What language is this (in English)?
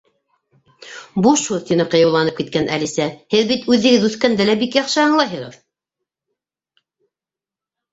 Bashkir